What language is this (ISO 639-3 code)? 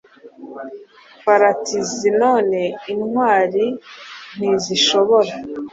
kin